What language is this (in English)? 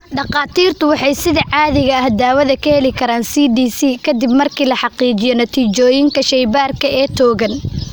Somali